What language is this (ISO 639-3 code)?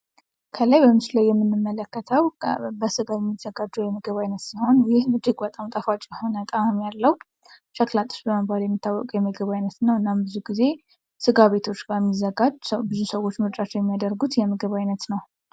amh